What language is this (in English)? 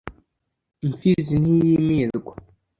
Kinyarwanda